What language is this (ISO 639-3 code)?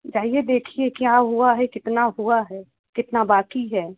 hin